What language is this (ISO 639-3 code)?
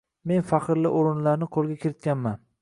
uzb